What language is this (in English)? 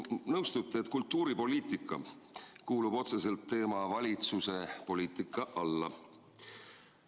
Estonian